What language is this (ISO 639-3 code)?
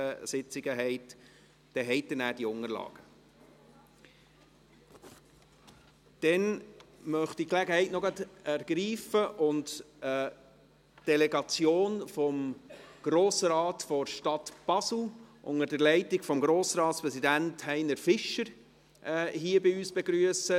gsw